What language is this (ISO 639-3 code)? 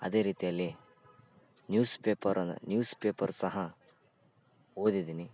kan